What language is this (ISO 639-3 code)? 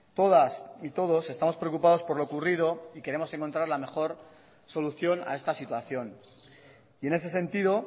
spa